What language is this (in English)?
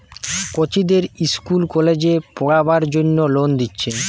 Bangla